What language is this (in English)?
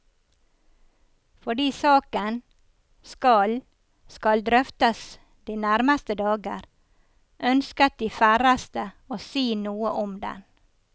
Norwegian